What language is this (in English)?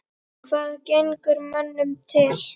Icelandic